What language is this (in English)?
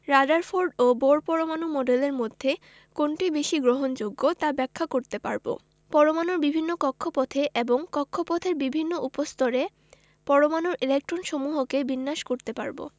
Bangla